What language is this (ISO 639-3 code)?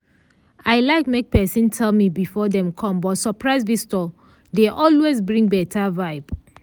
pcm